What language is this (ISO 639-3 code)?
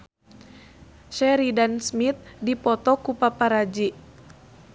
sun